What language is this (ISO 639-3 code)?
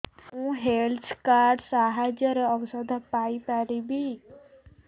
ori